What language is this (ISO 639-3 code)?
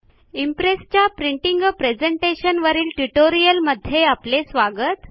mar